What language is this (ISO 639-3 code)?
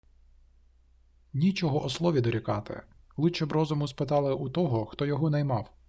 ukr